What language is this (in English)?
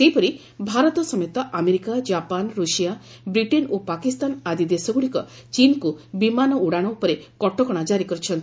Odia